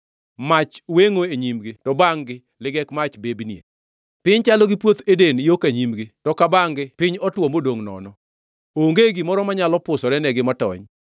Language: Luo (Kenya and Tanzania)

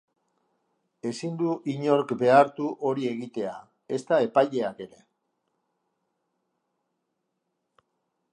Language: Basque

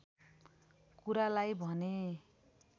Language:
Nepali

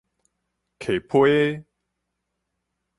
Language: Min Nan Chinese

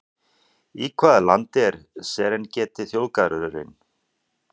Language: Icelandic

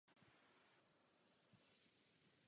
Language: Czech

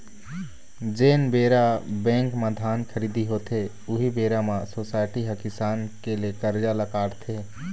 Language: Chhattisgarhi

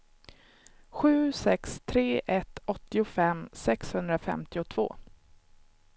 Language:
Swedish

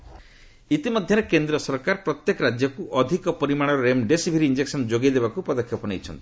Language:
Odia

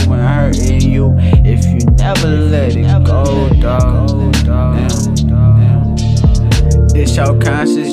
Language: English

